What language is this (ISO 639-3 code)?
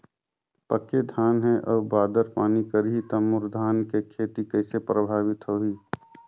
hne